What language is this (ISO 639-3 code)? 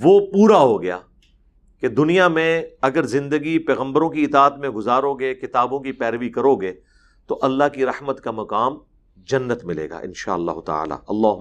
urd